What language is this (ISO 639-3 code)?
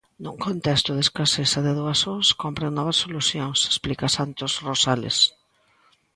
glg